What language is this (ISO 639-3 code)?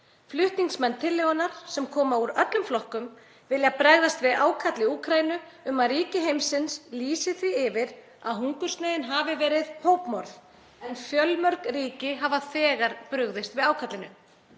isl